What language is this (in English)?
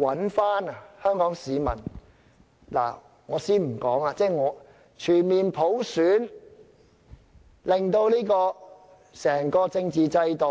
Cantonese